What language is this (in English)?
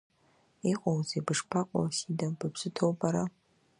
Abkhazian